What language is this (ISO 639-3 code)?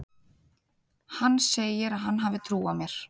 isl